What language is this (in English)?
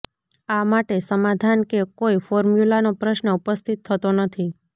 Gujarati